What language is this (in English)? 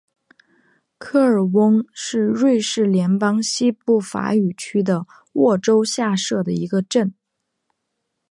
Chinese